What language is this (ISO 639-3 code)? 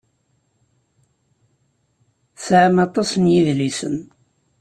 kab